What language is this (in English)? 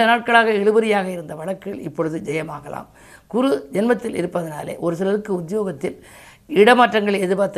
Tamil